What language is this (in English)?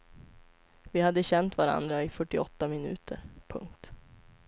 Swedish